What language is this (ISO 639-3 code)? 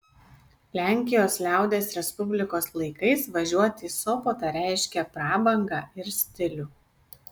lit